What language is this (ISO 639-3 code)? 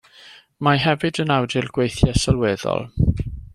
cym